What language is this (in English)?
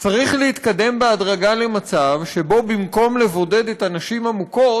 Hebrew